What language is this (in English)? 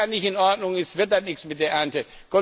German